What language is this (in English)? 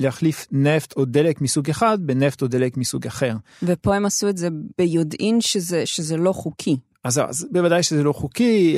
Hebrew